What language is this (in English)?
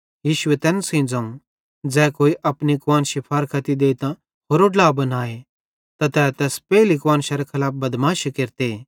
Bhadrawahi